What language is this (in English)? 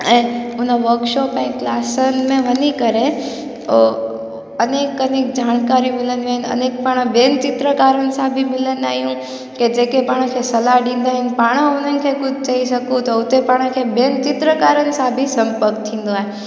Sindhi